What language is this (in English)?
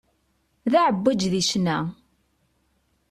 Kabyle